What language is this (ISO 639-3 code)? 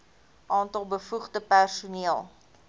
afr